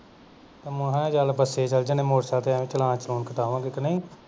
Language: Punjabi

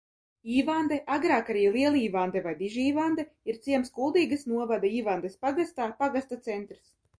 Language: Latvian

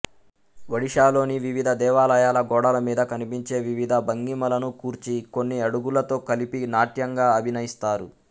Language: Telugu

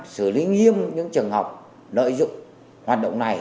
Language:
Vietnamese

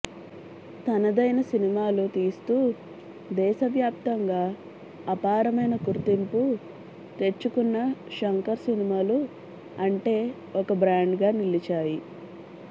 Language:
Telugu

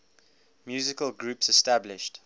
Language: English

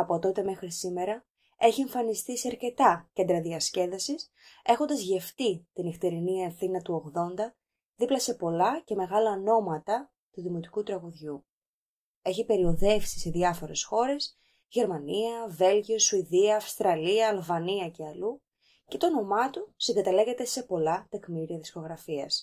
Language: Greek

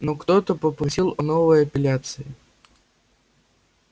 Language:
Russian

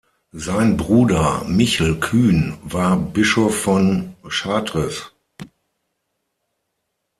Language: German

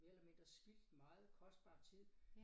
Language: Danish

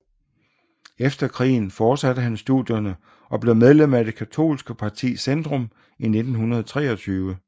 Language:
Danish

